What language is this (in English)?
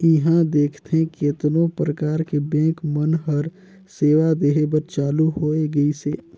Chhattisgarhi